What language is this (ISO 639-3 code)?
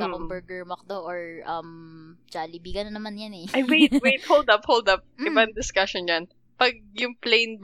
fil